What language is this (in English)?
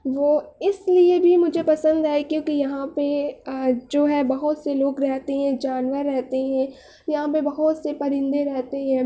Urdu